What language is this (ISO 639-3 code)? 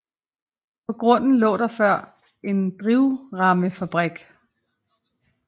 dan